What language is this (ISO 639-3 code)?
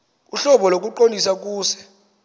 xho